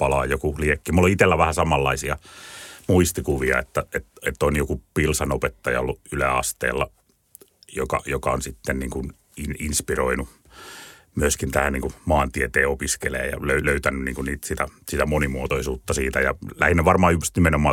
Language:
Finnish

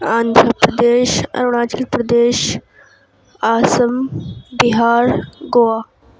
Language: Urdu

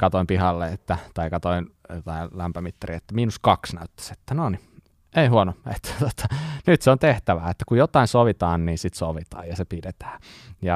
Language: Finnish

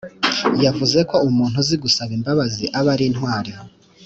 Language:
Kinyarwanda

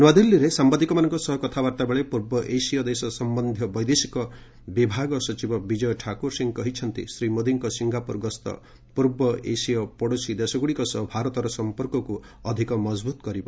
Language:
Odia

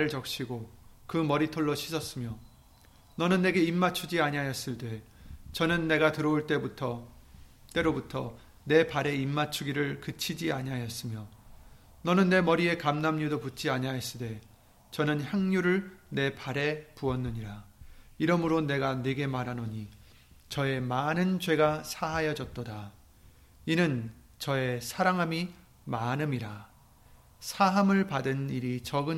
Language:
Korean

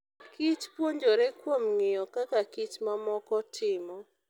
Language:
Luo (Kenya and Tanzania)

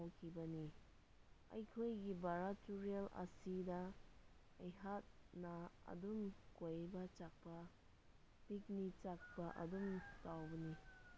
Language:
Manipuri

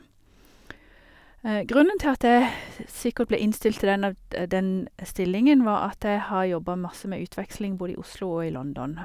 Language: Norwegian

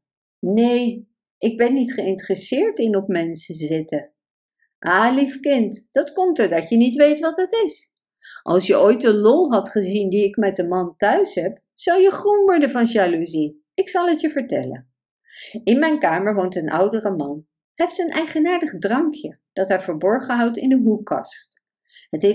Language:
Dutch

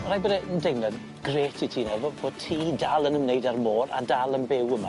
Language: Welsh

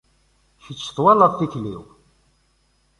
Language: Kabyle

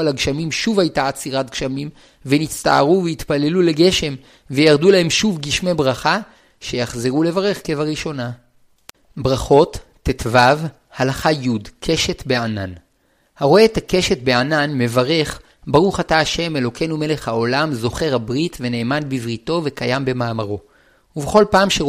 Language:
Hebrew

